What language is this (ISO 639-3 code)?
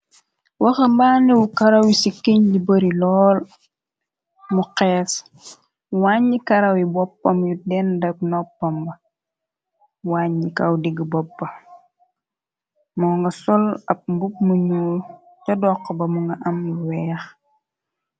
wol